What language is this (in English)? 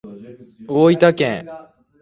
Japanese